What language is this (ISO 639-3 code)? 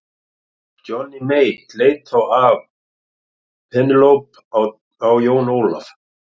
isl